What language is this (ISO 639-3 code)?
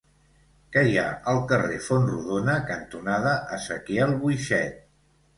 cat